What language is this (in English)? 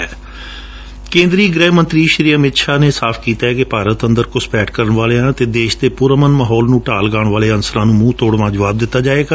Punjabi